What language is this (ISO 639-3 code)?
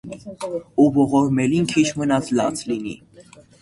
hye